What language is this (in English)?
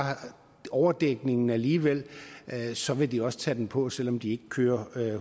Danish